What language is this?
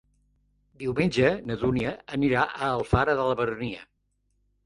Catalan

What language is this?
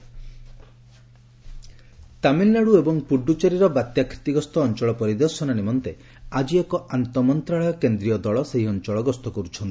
Odia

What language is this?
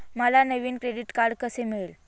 Marathi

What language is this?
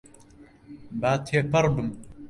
Central Kurdish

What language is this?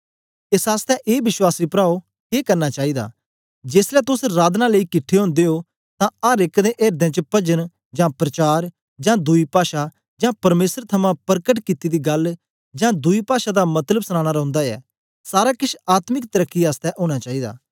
Dogri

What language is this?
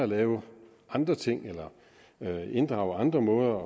Danish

